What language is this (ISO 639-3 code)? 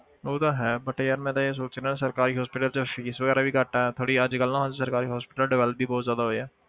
pan